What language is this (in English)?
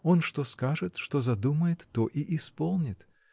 Russian